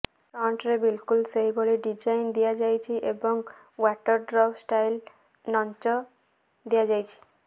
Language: Odia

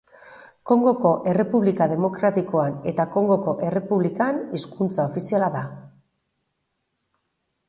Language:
Basque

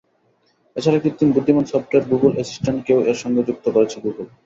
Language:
Bangla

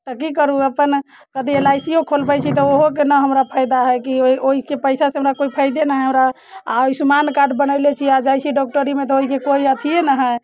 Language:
Maithili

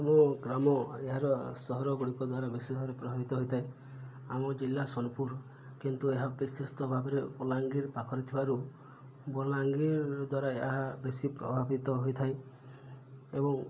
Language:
Odia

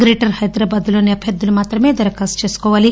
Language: Telugu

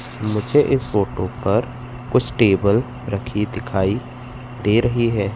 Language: Hindi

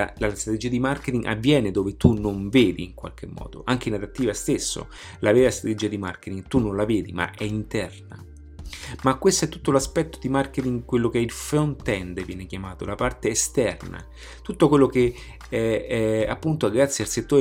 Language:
Italian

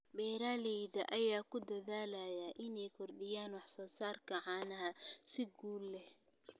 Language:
Somali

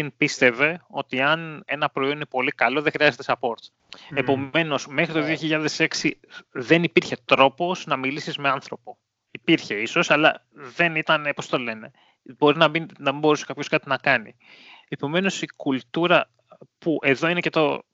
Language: Greek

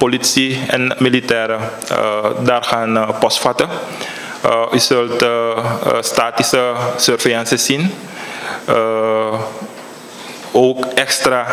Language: Dutch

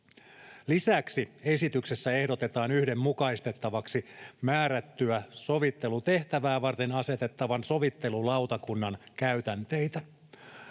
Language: Finnish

